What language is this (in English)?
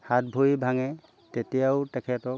Assamese